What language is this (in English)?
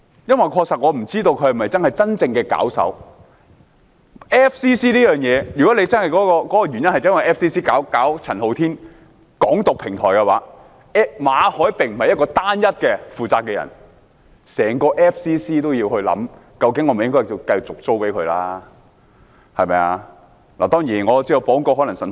Cantonese